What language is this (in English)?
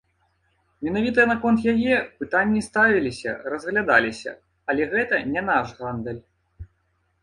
Belarusian